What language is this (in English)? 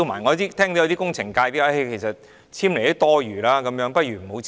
Cantonese